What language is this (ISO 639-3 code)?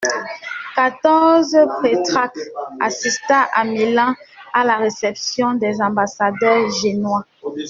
fra